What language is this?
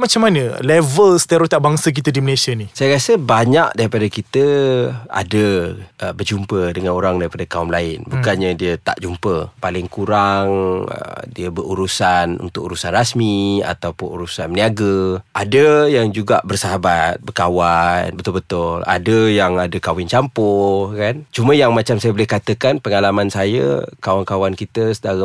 Malay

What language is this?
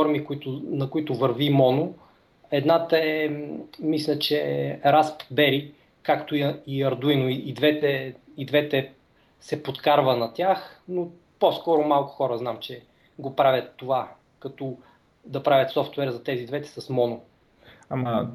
Bulgarian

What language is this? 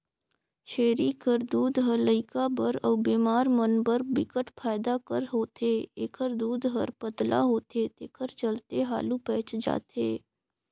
Chhattisgarhi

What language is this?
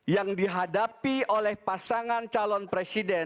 Indonesian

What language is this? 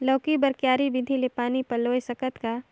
Chhattisgarhi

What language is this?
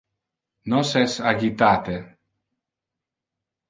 Interlingua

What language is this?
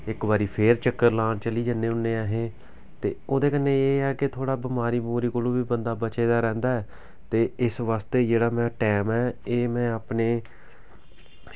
Dogri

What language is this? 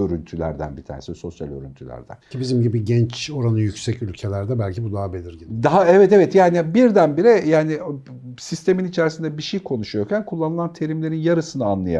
Turkish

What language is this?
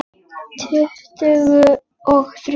Icelandic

